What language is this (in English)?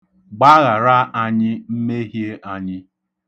Igbo